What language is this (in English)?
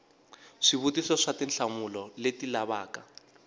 Tsonga